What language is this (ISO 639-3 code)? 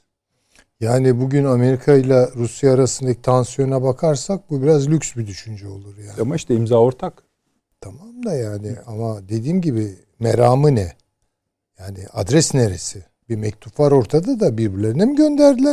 tur